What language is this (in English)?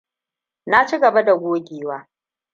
Hausa